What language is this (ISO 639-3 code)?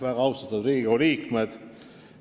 est